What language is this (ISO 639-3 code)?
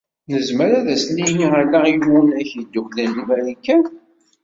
kab